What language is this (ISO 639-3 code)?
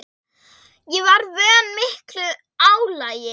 isl